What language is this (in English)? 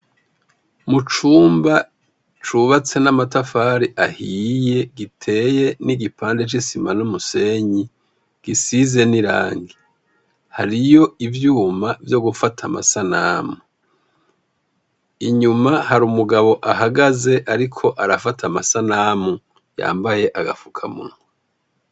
Rundi